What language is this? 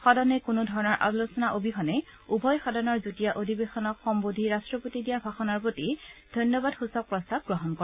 Assamese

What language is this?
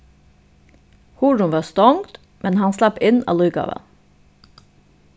Faroese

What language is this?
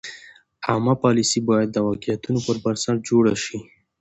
Pashto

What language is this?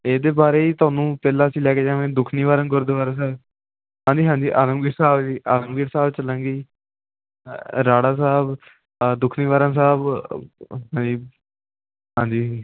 Punjabi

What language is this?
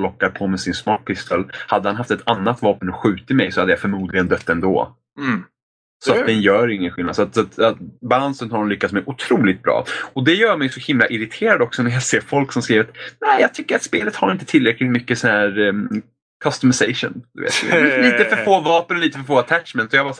Swedish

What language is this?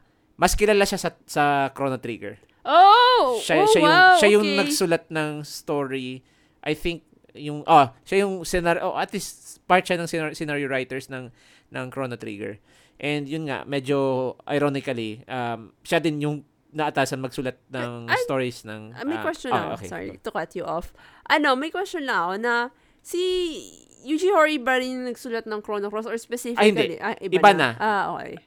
Filipino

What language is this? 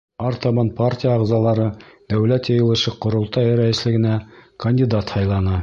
Bashkir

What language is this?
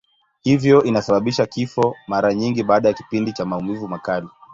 Swahili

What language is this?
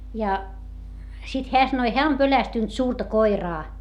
Finnish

